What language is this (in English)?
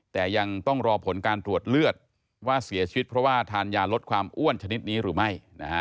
Thai